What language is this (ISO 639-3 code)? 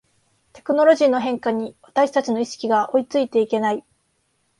jpn